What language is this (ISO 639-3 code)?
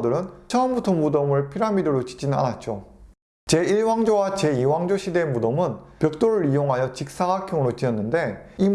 kor